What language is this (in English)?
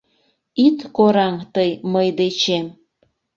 Mari